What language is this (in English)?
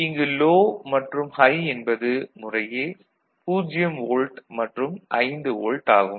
Tamil